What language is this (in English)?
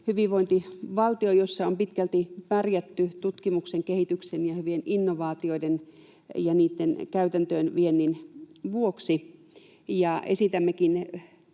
Finnish